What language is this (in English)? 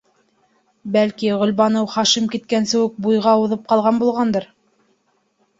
Bashkir